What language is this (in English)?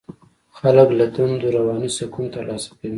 Pashto